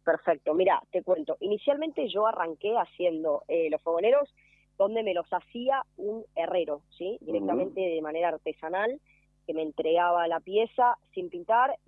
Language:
Spanish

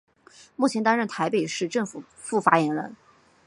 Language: Chinese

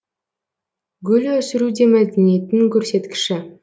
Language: Kazakh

